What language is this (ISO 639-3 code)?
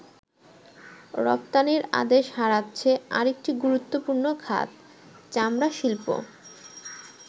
ben